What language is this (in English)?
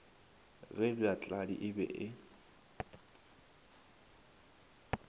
Northern Sotho